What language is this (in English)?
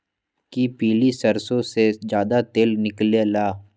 Magahi